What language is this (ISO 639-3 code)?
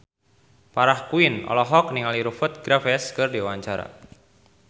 sun